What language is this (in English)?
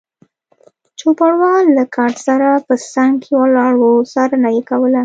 Pashto